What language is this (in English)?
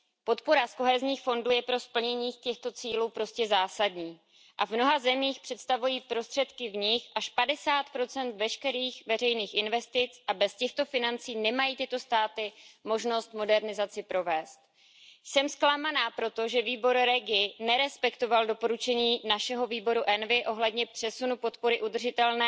Czech